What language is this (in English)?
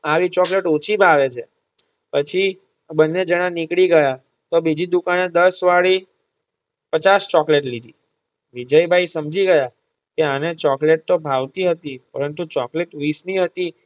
Gujarati